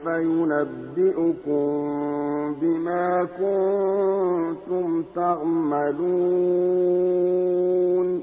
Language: Arabic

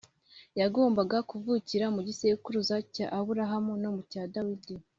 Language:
Kinyarwanda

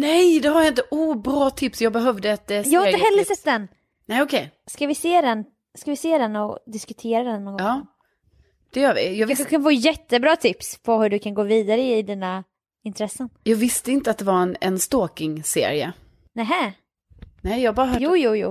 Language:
Swedish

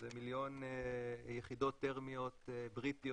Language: Hebrew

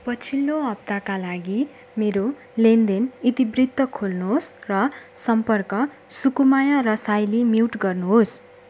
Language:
Nepali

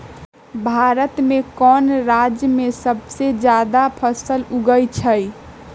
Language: Magahi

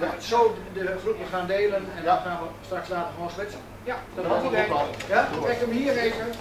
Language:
Dutch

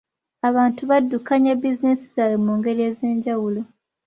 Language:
Ganda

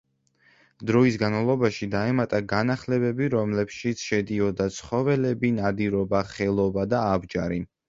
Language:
Georgian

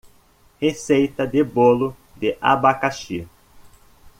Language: Portuguese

